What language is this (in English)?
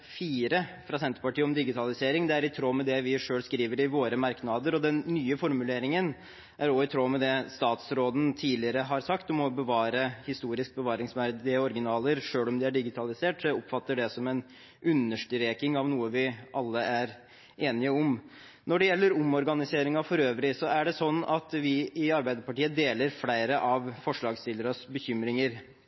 Norwegian Bokmål